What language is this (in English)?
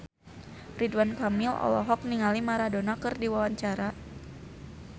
Sundanese